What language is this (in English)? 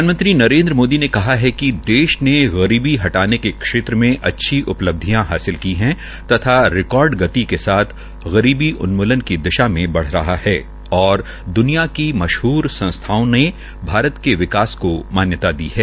Hindi